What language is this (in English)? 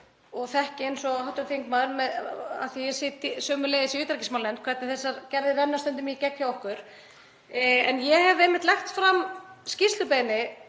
Icelandic